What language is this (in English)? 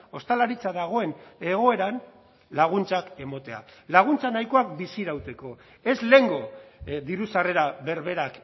Basque